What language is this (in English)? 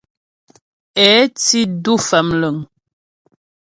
Ghomala